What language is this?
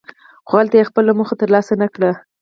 Pashto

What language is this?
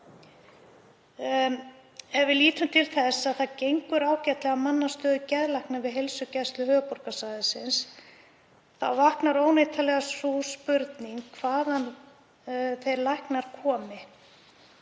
Icelandic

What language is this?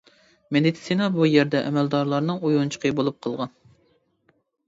Uyghur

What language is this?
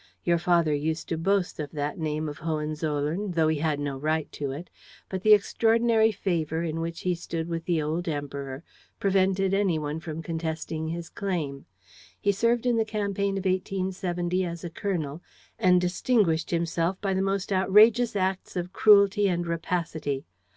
English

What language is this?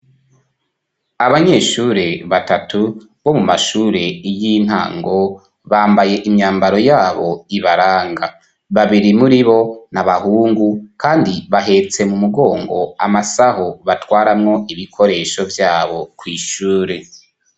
Rundi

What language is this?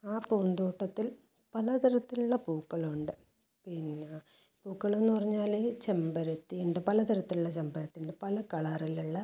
Malayalam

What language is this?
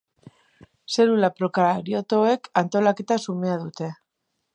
Basque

